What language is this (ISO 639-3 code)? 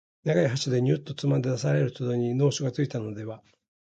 jpn